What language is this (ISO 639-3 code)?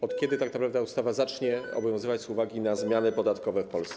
pol